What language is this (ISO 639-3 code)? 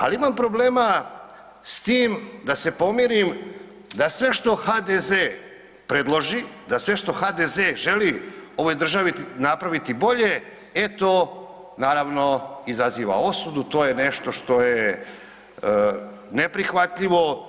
hrv